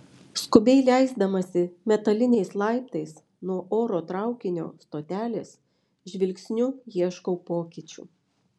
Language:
Lithuanian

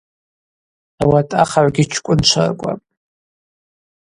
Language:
Abaza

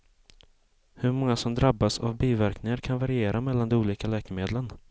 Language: Swedish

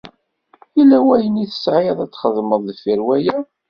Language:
Kabyle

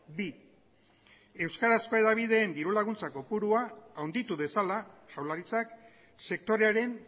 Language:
Basque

